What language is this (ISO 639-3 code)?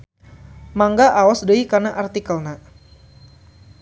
sun